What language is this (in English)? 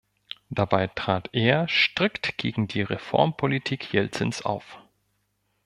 German